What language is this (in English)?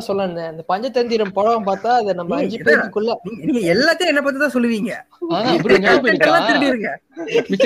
Tamil